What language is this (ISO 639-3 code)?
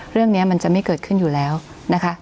tha